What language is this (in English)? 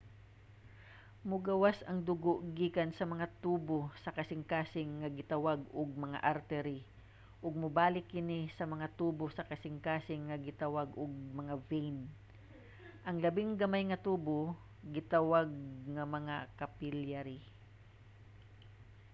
Cebuano